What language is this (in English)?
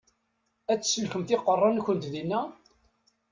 Kabyle